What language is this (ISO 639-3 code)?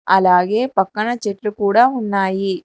tel